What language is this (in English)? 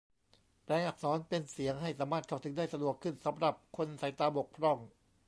Thai